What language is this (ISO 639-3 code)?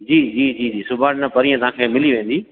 snd